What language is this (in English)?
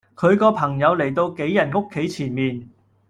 Cantonese